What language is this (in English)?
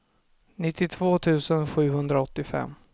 Swedish